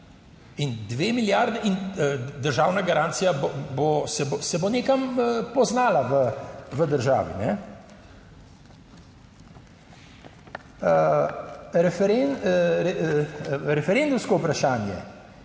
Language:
Slovenian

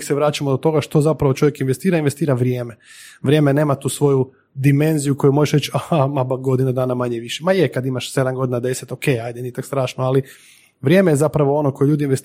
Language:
Croatian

